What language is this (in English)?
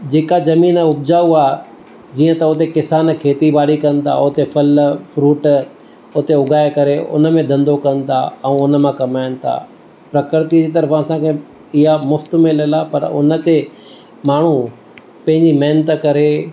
Sindhi